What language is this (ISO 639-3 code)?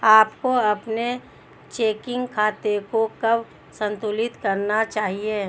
hin